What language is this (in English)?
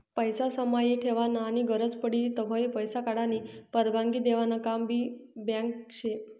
Marathi